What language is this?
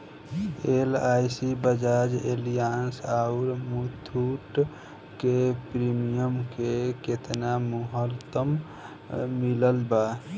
Bhojpuri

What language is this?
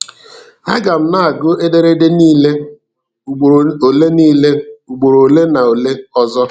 Igbo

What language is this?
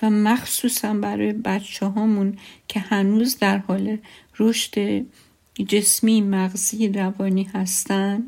Persian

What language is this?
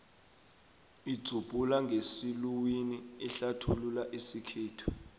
South Ndebele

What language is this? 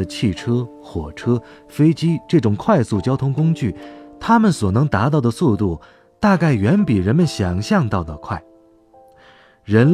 Chinese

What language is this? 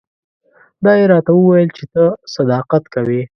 Pashto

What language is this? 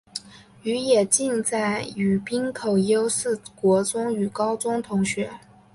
Chinese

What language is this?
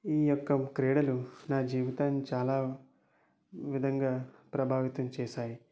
Telugu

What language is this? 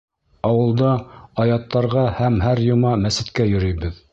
Bashkir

